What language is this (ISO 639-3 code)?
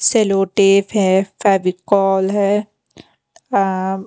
hin